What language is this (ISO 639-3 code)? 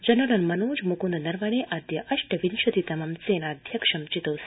san